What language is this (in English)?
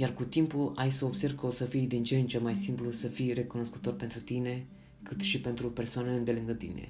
Romanian